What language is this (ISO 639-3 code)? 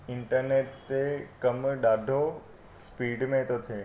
snd